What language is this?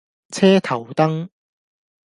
Cantonese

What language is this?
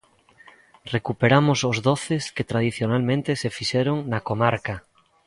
Galician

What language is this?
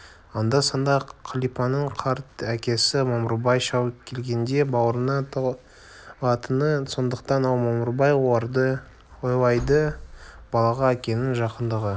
Kazakh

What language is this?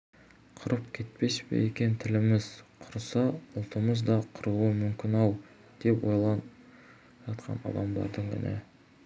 Kazakh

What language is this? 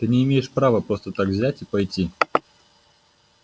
Russian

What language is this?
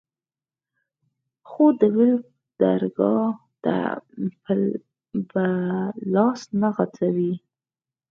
Pashto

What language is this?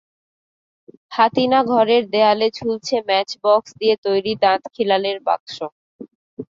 Bangla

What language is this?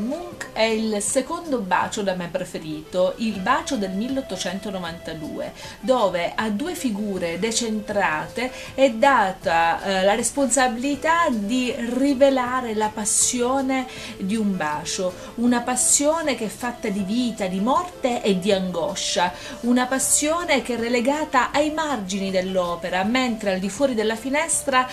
Italian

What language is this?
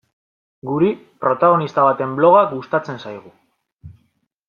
Basque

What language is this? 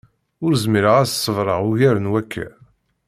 Kabyle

